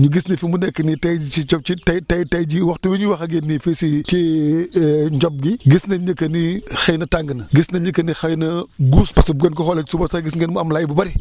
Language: Wolof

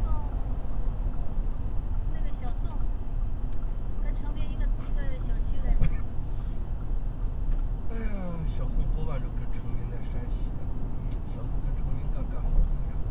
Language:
Chinese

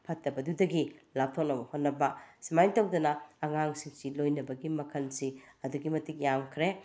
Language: Manipuri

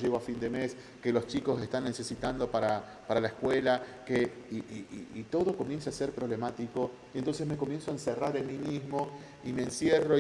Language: Spanish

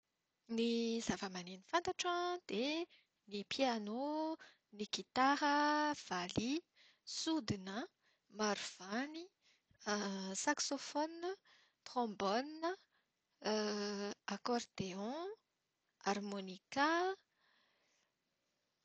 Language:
Malagasy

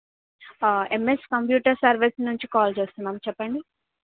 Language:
Telugu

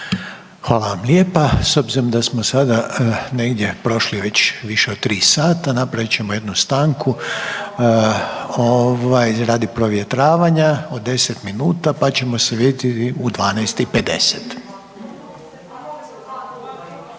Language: Croatian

